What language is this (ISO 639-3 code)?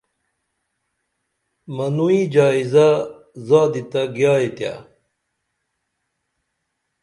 dml